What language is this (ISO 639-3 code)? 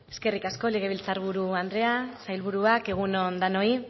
eus